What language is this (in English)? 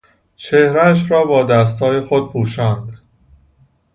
Persian